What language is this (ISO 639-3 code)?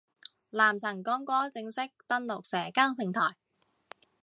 yue